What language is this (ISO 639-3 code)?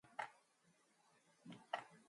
mon